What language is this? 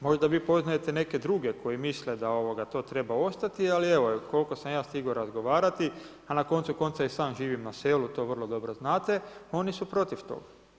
Croatian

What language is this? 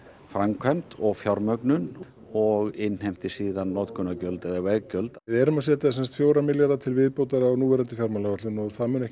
Icelandic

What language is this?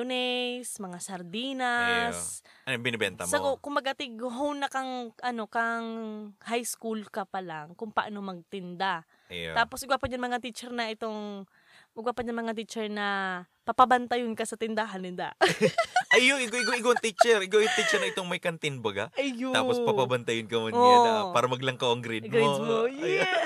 Filipino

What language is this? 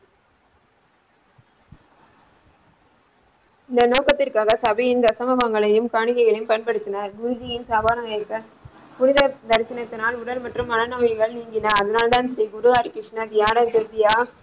Tamil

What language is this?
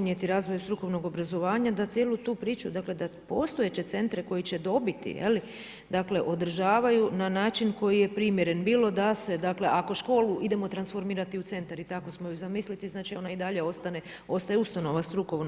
Croatian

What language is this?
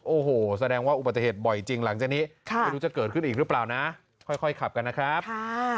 Thai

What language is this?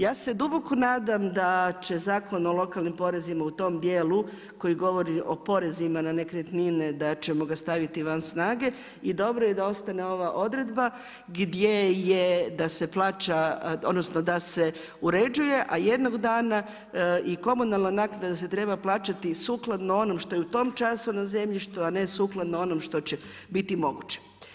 Croatian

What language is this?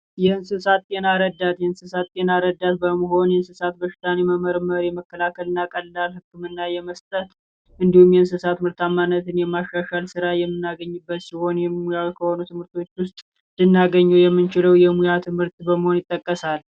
Amharic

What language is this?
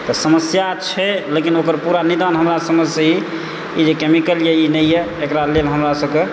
Maithili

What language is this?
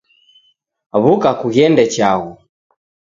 Taita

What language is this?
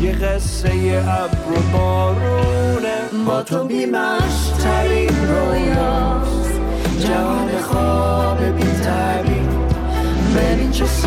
Persian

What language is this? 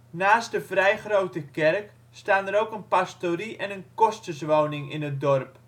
Dutch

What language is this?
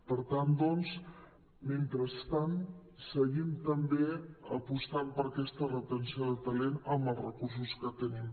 Catalan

